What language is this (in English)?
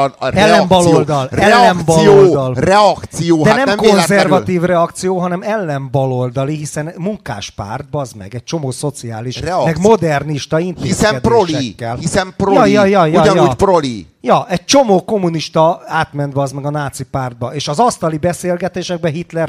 Hungarian